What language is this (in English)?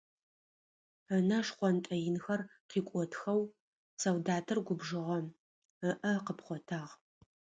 Adyghe